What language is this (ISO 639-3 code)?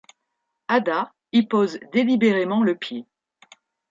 fra